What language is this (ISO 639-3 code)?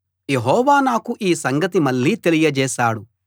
tel